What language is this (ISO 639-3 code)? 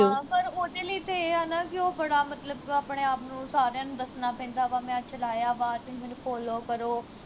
pan